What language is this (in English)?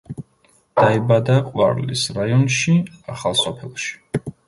Georgian